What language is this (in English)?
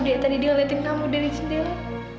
Indonesian